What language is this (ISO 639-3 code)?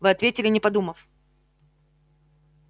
rus